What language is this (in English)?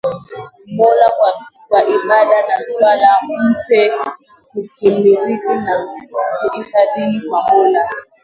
Swahili